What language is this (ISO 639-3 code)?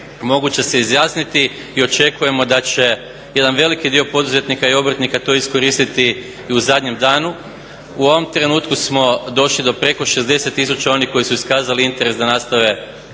hrv